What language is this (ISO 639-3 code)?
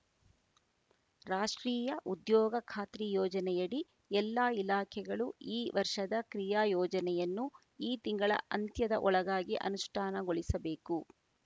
kan